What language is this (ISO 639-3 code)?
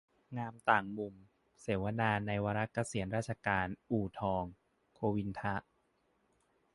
tha